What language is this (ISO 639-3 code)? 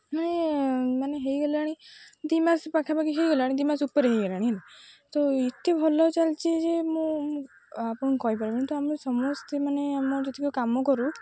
ori